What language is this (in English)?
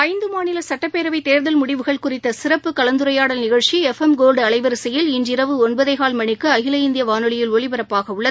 Tamil